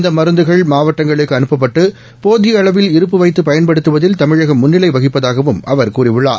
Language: Tamil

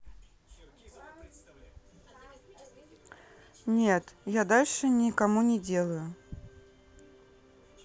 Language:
Russian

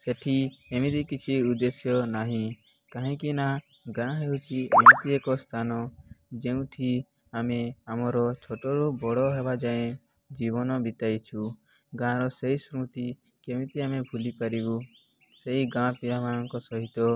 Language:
Odia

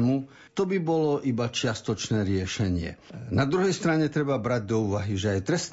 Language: Slovak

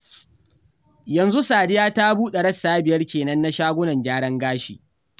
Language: Hausa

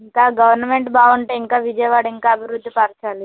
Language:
Telugu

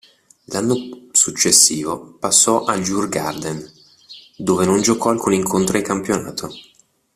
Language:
Italian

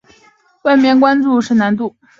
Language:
Chinese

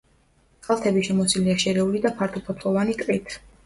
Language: Georgian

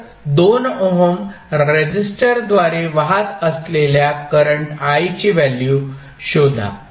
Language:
Marathi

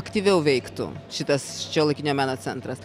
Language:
Lithuanian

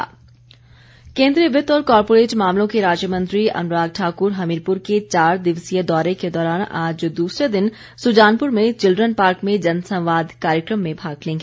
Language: Hindi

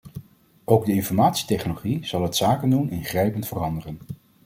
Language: Dutch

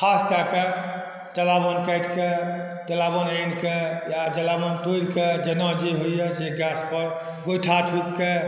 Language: Maithili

